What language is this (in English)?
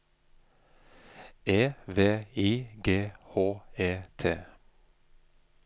Norwegian